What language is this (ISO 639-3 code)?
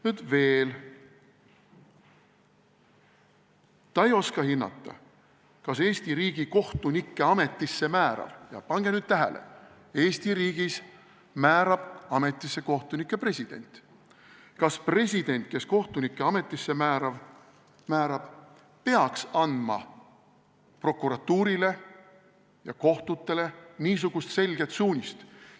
est